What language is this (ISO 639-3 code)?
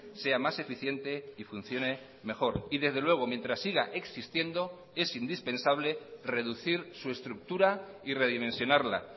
spa